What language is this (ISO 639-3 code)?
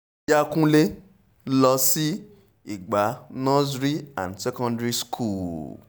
yor